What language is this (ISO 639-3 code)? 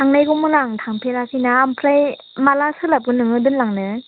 brx